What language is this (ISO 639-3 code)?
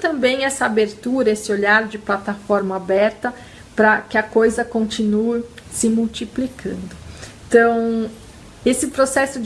por